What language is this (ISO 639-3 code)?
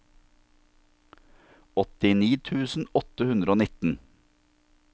nor